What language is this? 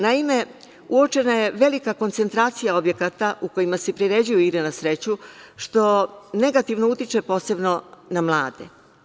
Serbian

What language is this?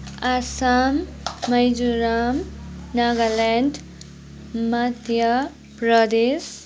Nepali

